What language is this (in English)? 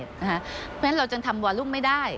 Thai